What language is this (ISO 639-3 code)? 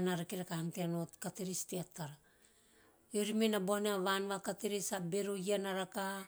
tio